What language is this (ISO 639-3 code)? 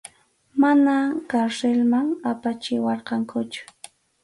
qxu